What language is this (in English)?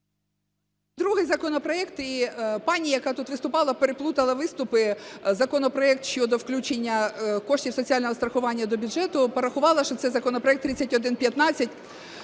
Ukrainian